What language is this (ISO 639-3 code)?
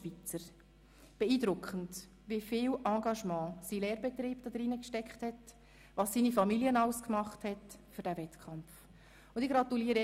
gsw